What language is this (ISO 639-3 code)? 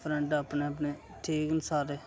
doi